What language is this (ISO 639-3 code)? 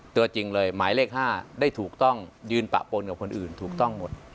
tha